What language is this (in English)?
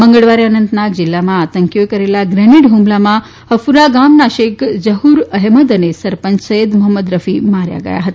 Gujarati